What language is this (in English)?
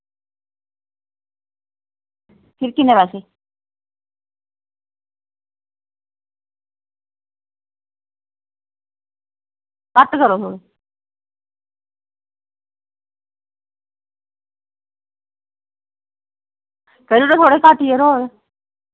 Dogri